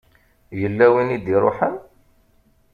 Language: Kabyle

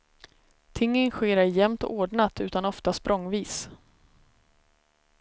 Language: Swedish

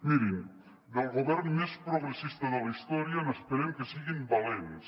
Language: Catalan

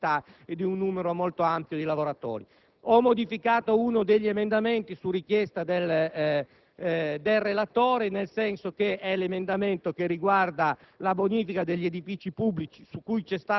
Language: Italian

